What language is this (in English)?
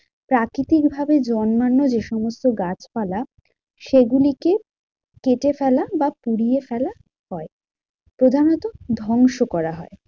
Bangla